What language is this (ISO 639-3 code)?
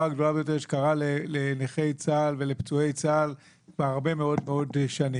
heb